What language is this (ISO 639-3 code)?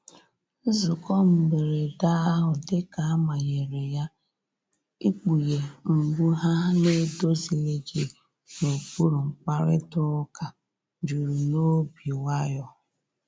ibo